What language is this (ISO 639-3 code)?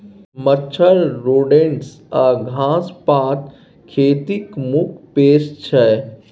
mai